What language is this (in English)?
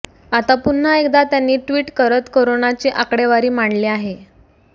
Marathi